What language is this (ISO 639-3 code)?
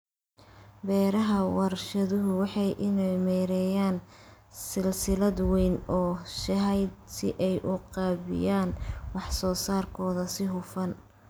som